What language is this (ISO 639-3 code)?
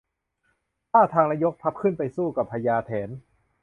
tha